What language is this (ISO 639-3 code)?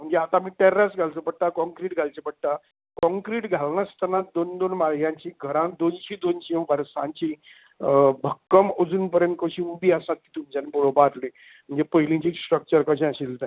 kok